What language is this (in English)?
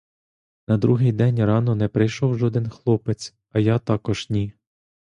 Ukrainian